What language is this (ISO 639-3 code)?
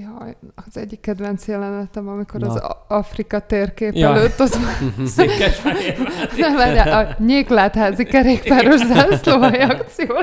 hun